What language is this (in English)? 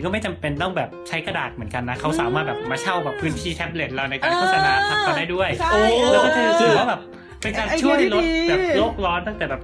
Thai